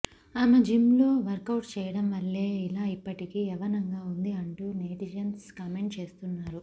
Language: Telugu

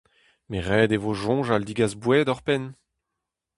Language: Breton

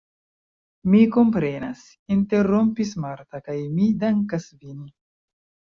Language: Esperanto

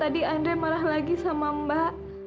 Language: Indonesian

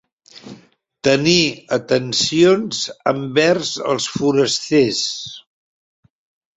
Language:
Catalan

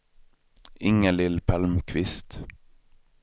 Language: Swedish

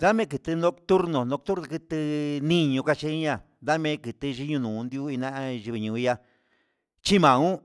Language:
Huitepec Mixtec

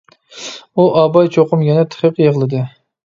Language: Uyghur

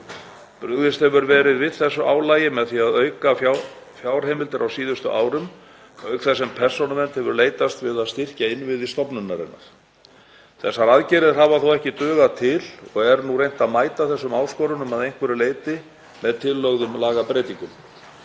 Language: Icelandic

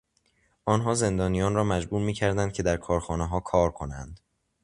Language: Persian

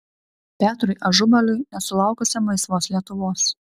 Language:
Lithuanian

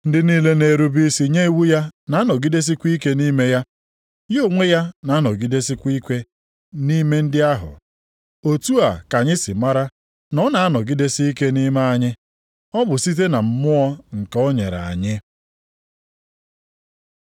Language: Igbo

